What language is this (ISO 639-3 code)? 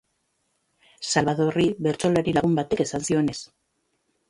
eus